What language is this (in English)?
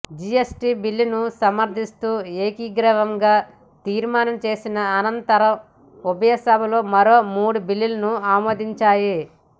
Telugu